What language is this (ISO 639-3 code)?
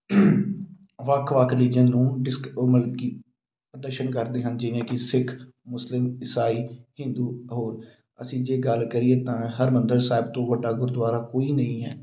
pan